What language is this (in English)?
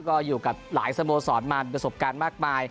Thai